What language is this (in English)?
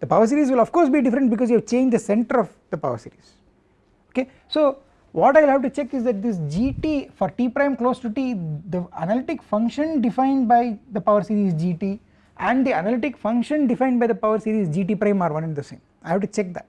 English